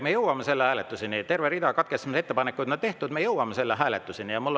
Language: Estonian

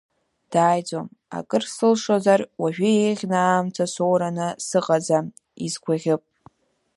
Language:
Abkhazian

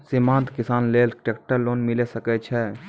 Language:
Maithili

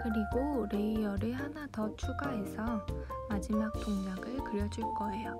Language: Korean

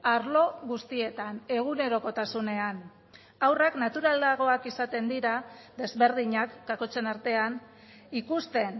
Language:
Basque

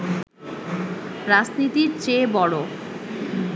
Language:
Bangla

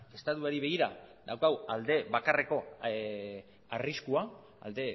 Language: Basque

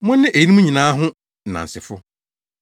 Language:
Akan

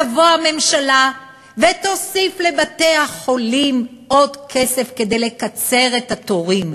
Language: Hebrew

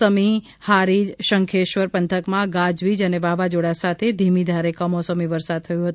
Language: Gujarati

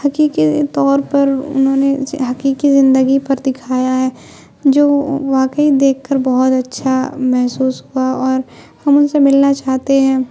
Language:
Urdu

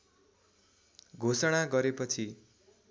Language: Nepali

